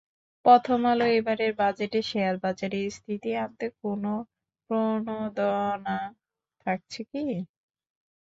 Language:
Bangla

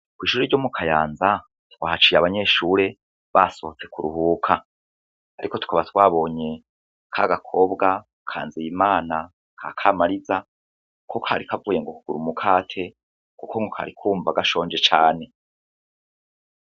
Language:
Rundi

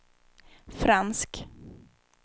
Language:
Swedish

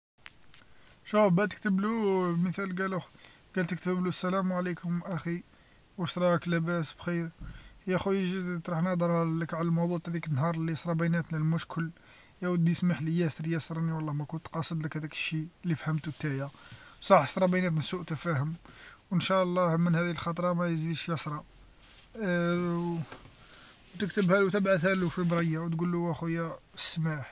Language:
Algerian Arabic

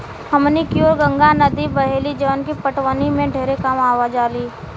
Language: Bhojpuri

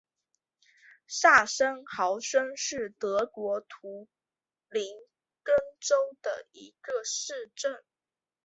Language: Chinese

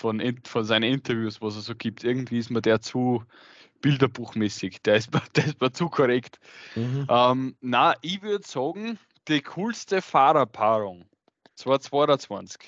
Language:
German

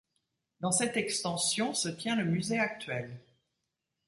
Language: French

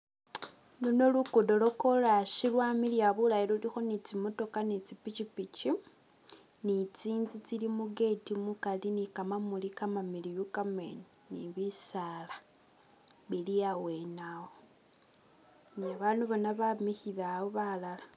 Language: Masaaba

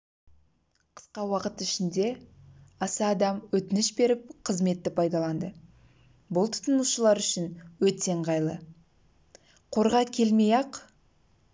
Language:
Kazakh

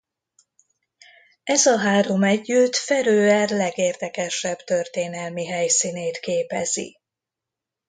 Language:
Hungarian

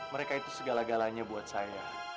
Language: Indonesian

